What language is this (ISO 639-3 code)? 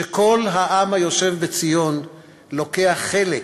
heb